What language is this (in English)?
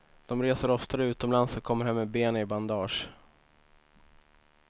Swedish